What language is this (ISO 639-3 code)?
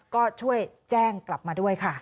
tha